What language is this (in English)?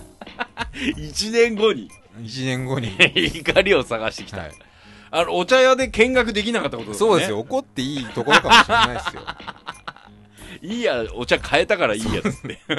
Japanese